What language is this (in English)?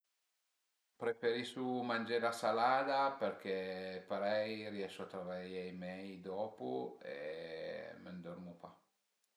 Piedmontese